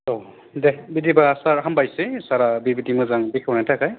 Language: Bodo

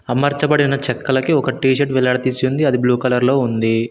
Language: Telugu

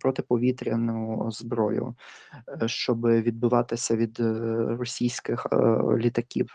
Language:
Ukrainian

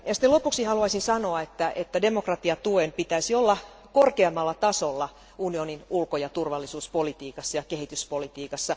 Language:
Finnish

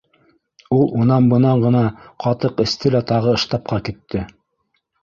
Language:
Bashkir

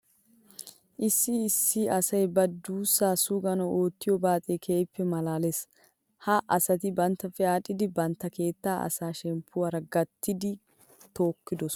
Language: Wolaytta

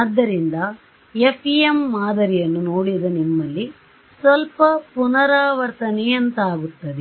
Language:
Kannada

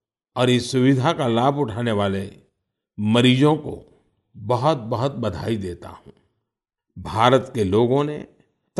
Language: Hindi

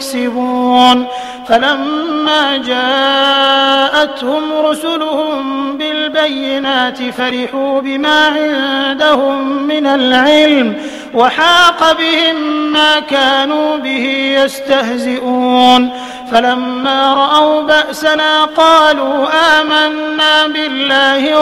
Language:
Arabic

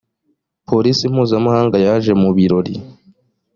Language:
Kinyarwanda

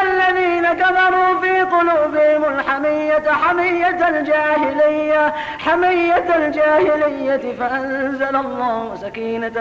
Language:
Arabic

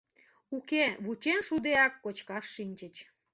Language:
Mari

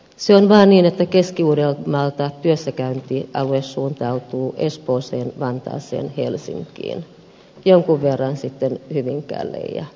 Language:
Finnish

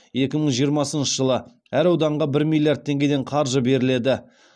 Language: Kazakh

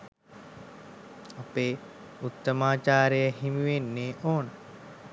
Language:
Sinhala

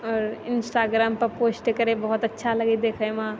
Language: Maithili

